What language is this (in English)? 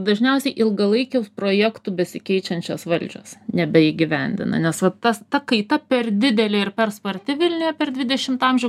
Lithuanian